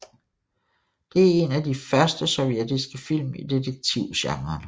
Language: Danish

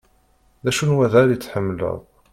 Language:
Kabyle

